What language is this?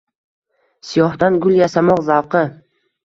Uzbek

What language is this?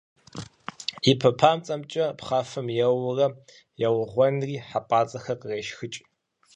Kabardian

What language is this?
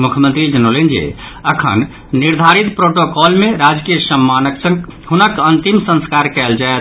Maithili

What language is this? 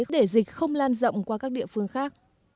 Vietnamese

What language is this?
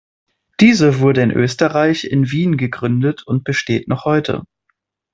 German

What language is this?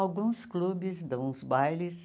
Portuguese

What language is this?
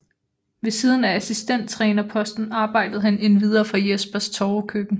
Danish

